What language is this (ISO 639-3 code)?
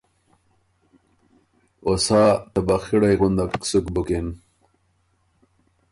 oru